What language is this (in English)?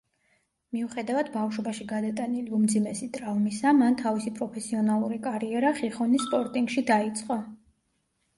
Georgian